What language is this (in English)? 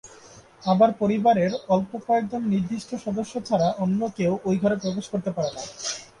Bangla